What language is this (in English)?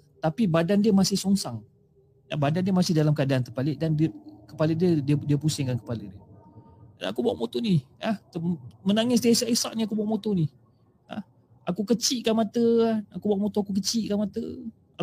Malay